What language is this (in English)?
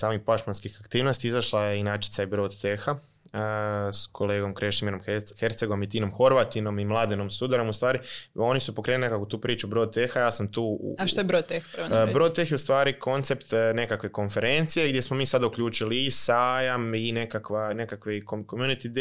Croatian